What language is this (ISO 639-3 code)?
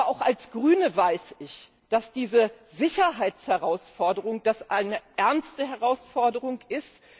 deu